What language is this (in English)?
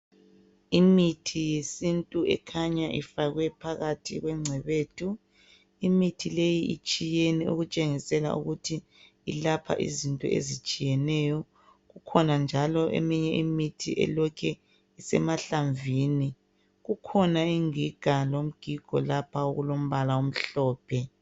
North Ndebele